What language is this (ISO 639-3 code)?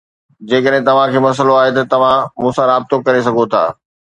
snd